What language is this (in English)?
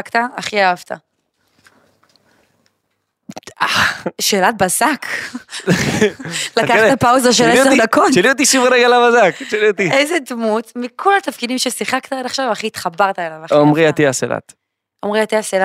Hebrew